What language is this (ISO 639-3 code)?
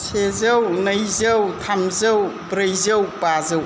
brx